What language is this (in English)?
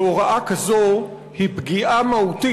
Hebrew